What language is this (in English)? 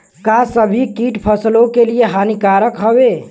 Bhojpuri